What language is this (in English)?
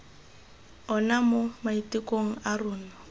Tswana